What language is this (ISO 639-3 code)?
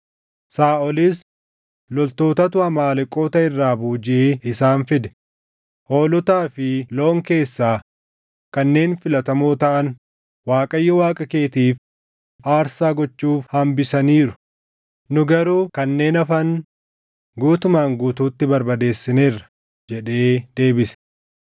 orm